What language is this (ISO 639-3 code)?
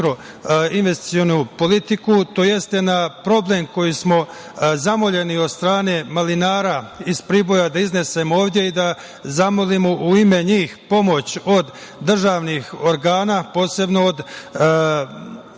srp